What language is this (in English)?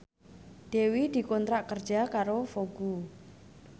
Javanese